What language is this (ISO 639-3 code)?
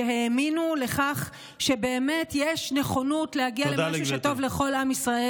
heb